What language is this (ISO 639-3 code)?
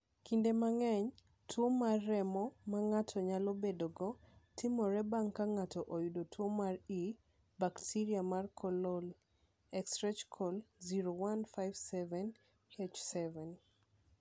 luo